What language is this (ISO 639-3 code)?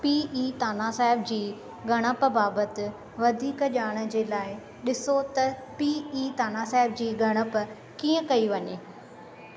snd